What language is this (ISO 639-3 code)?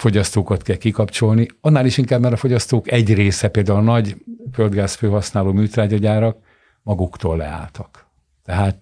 hun